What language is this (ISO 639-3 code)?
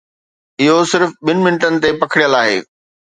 snd